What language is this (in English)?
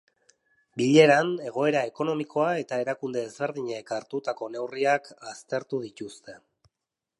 Basque